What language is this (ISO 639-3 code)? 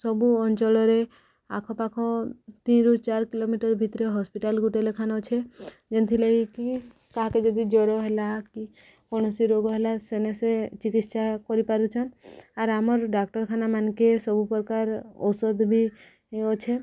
ori